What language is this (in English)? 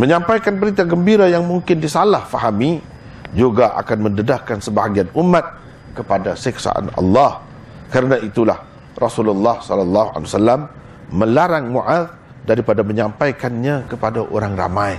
Malay